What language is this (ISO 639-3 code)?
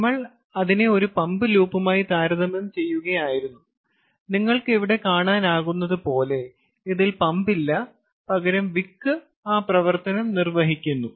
mal